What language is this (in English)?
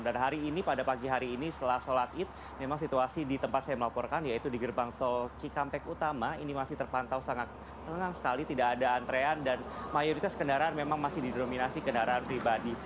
Indonesian